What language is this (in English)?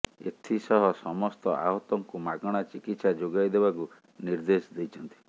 Odia